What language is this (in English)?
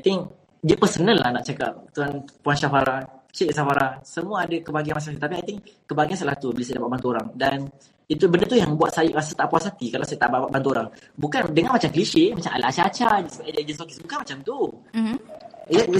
Malay